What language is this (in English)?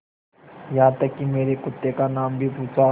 Hindi